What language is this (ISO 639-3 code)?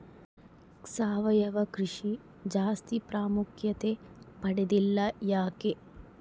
kan